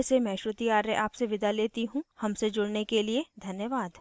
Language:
Hindi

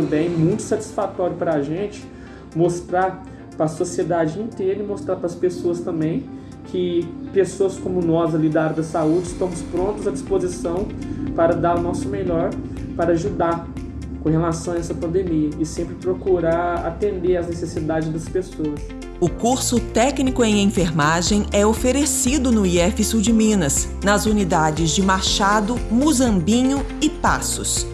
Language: Portuguese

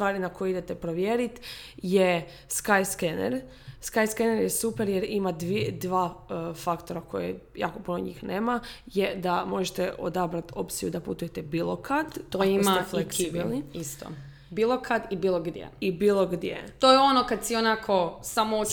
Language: Croatian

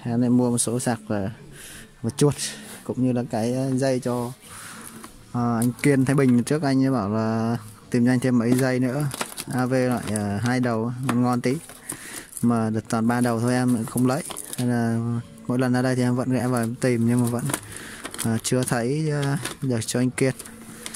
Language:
Vietnamese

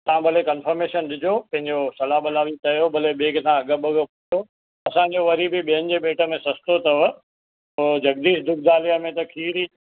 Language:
Sindhi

